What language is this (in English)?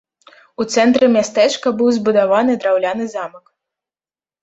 Belarusian